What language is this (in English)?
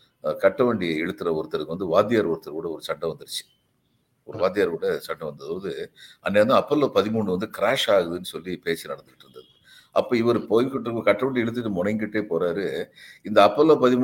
Tamil